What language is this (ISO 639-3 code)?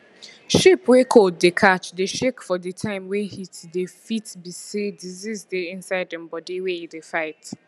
pcm